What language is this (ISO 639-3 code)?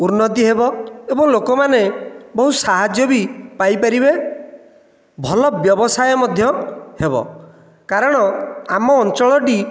ori